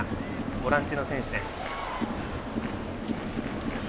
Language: Japanese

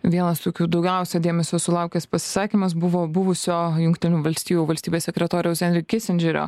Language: Lithuanian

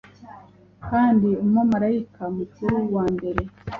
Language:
Kinyarwanda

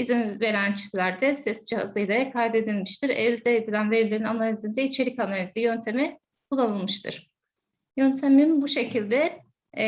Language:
Turkish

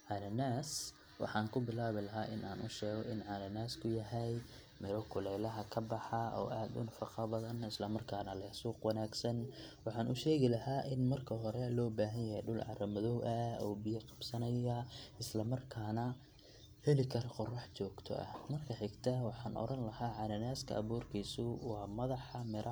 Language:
Somali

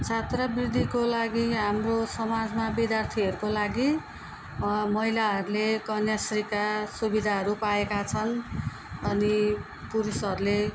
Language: Nepali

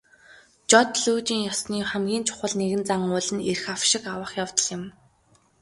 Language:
Mongolian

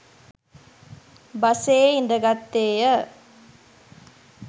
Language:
Sinhala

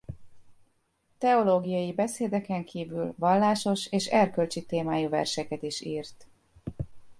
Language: Hungarian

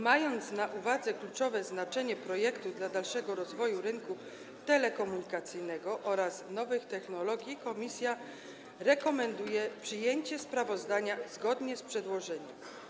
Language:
Polish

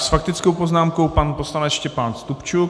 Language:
Czech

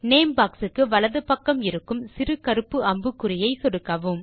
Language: Tamil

